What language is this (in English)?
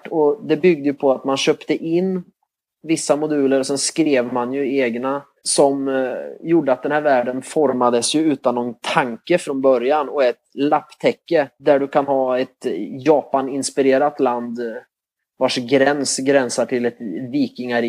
Swedish